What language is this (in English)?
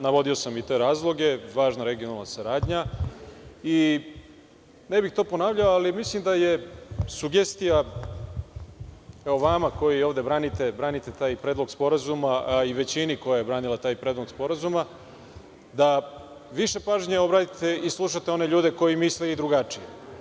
Serbian